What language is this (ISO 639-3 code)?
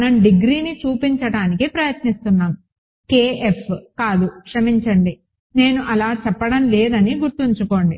tel